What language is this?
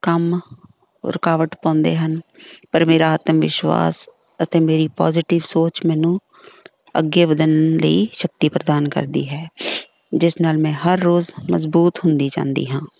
Punjabi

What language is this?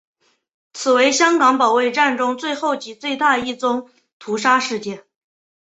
Chinese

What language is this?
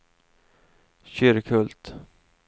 Swedish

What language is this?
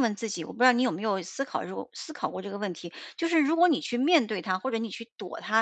Chinese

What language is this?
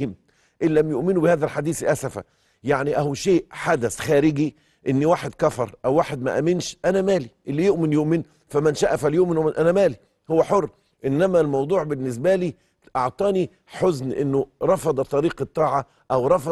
Arabic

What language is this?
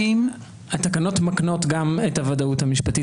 Hebrew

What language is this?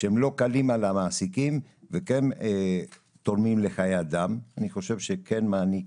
Hebrew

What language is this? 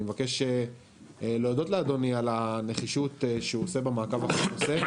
Hebrew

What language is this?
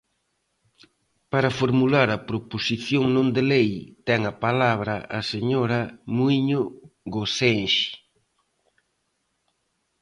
Galician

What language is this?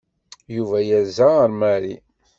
Kabyle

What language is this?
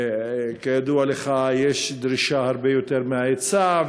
Hebrew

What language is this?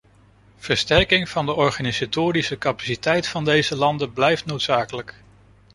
Dutch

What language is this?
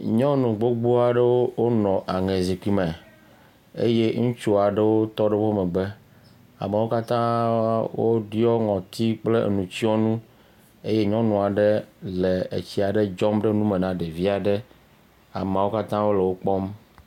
Ewe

